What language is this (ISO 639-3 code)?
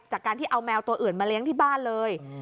tha